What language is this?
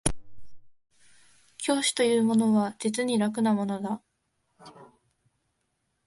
Japanese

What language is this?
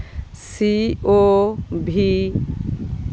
Santali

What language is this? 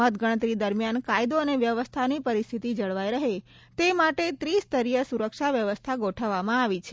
Gujarati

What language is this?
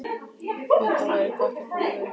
Icelandic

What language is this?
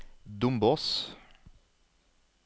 Norwegian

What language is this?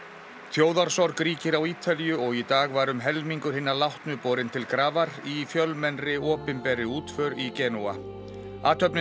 Icelandic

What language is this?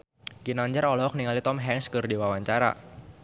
Sundanese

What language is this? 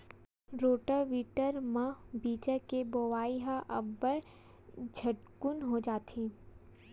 Chhattisgarhi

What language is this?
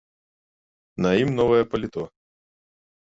Belarusian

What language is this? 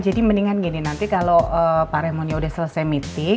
Indonesian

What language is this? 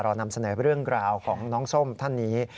Thai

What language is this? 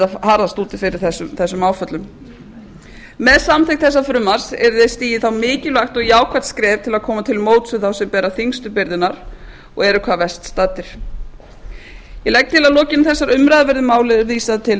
Icelandic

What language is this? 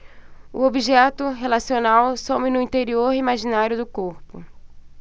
Portuguese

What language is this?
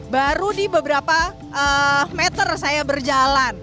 Indonesian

